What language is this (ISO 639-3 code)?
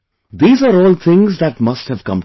eng